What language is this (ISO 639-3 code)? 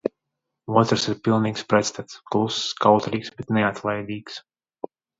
lav